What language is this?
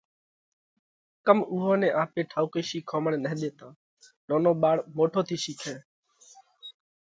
Parkari Koli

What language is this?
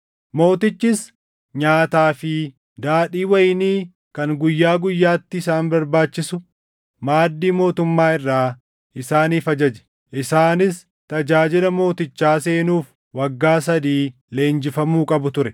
Oromo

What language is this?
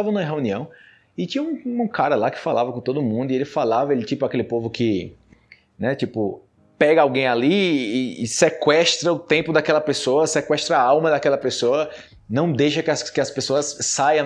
Portuguese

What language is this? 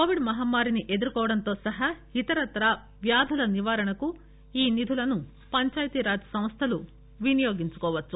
Telugu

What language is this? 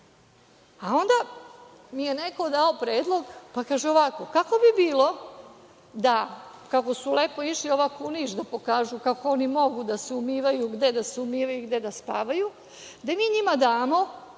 Serbian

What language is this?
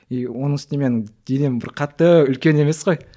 Kazakh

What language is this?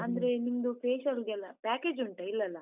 Kannada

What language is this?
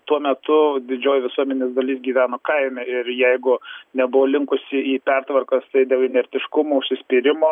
Lithuanian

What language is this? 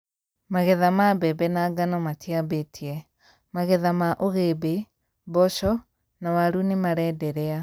Kikuyu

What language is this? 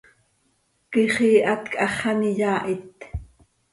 Seri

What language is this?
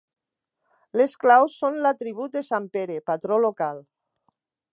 Catalan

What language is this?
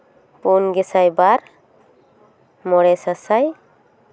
Santali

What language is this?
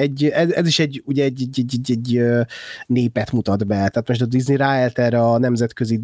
Hungarian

